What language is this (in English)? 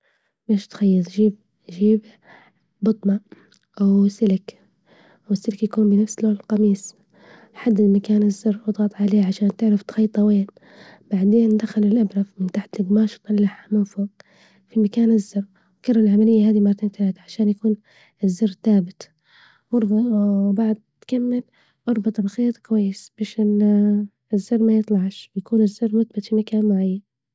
Libyan Arabic